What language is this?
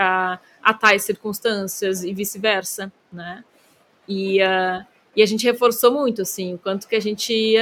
Portuguese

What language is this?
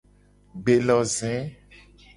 Gen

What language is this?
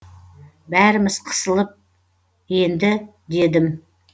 Kazakh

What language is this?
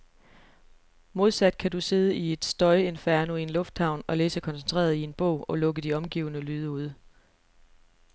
Danish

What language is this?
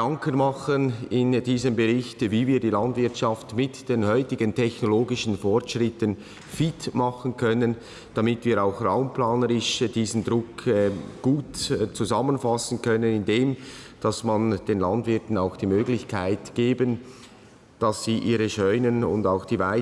German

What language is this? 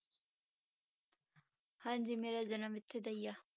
Punjabi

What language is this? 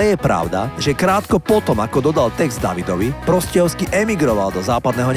Slovak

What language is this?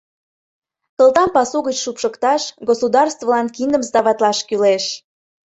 Mari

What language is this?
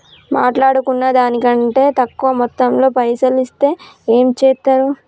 Telugu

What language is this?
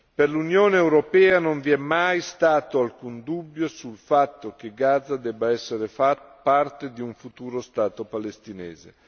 Italian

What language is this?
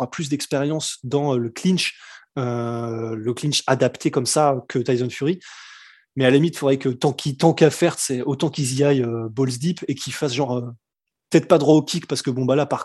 French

